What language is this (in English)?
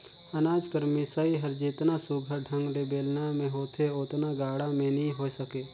Chhattisgarhi